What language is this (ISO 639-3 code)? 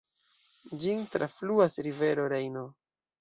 epo